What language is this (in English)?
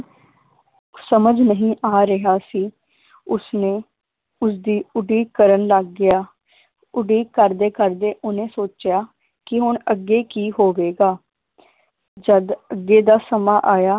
Punjabi